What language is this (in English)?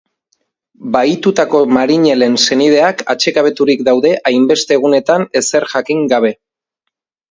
Basque